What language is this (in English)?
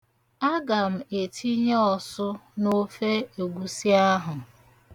Igbo